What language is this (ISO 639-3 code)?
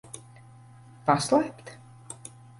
lav